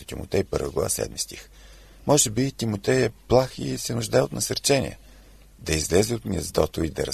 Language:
Bulgarian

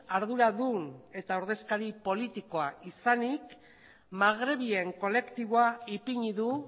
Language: Basque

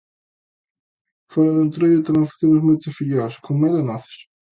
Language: Galician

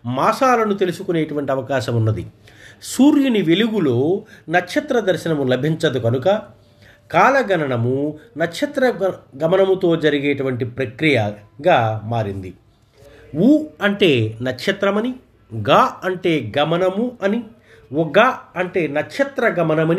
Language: Telugu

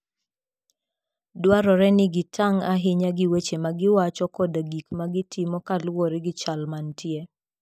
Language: Luo (Kenya and Tanzania)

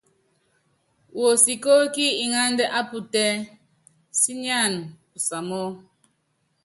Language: Yangben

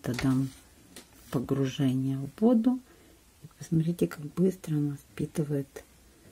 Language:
Russian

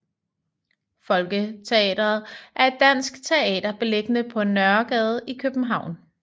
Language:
Danish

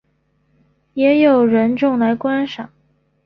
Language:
Chinese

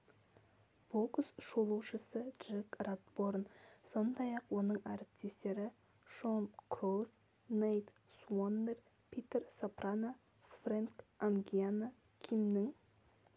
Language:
Kazakh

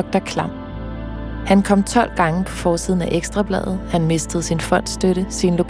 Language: Danish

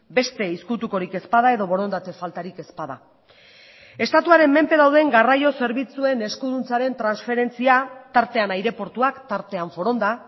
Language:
Basque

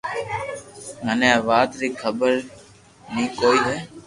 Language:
Loarki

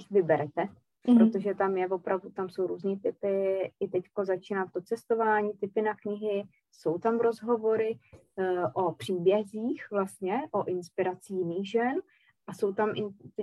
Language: Czech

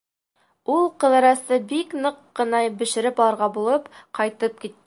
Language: Bashkir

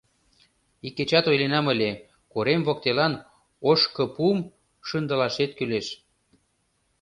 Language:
Mari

